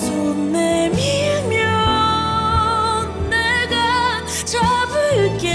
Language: Korean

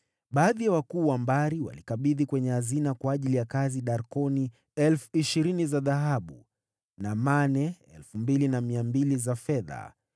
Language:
Swahili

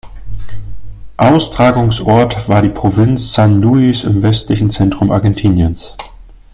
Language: German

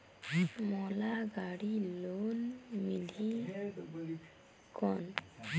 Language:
Chhattisgarhi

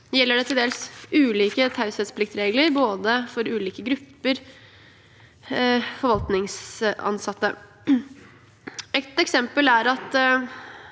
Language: Norwegian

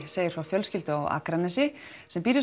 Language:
Icelandic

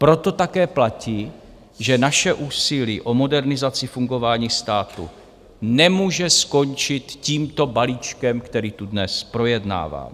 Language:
Czech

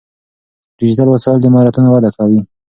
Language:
Pashto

